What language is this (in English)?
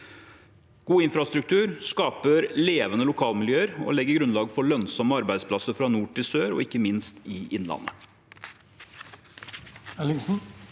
Norwegian